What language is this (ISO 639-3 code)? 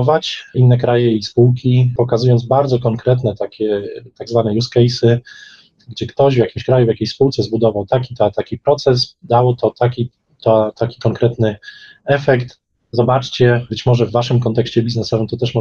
pol